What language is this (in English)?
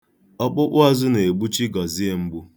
Igbo